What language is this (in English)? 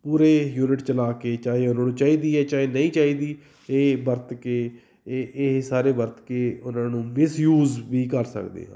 Punjabi